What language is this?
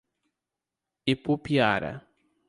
Portuguese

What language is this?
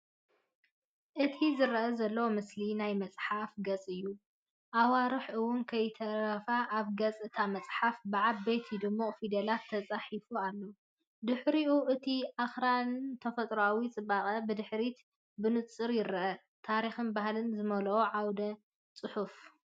Tigrinya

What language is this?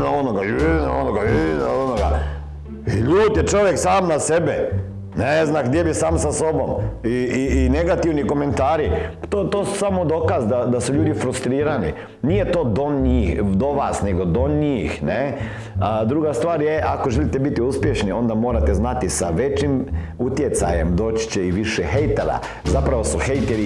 Croatian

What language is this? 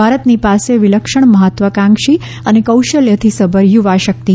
Gujarati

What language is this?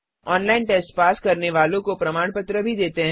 Hindi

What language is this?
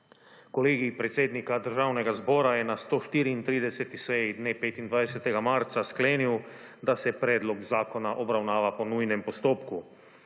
Slovenian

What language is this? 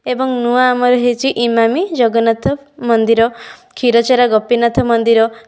Odia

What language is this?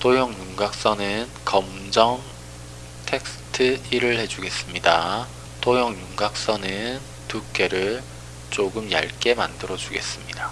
Korean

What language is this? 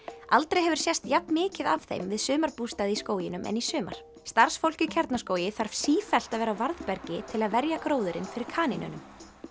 Icelandic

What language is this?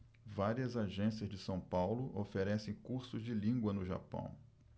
Portuguese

